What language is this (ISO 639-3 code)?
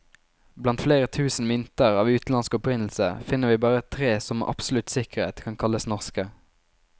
nor